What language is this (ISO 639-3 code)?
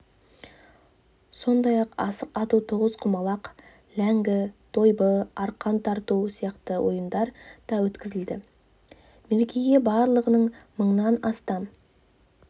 kaz